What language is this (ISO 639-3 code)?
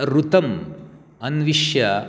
san